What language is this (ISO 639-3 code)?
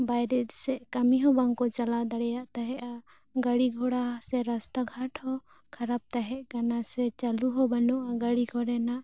sat